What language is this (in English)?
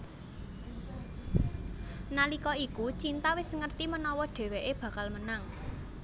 Javanese